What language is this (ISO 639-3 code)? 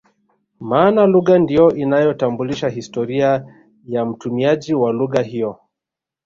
swa